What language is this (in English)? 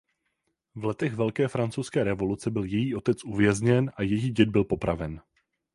Czech